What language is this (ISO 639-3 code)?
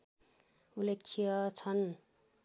nep